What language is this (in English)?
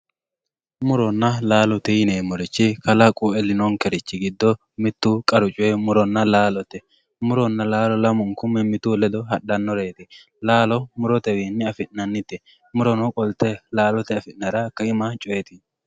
Sidamo